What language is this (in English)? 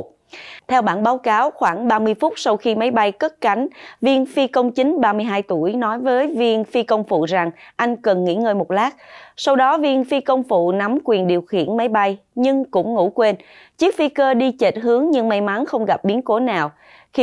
Vietnamese